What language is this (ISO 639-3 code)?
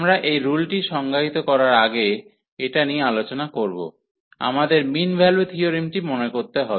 ben